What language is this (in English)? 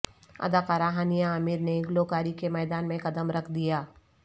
Urdu